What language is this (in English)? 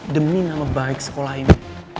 Indonesian